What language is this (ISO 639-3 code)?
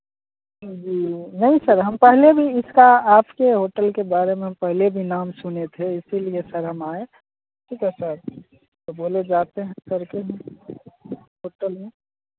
hin